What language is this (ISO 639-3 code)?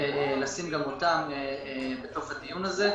heb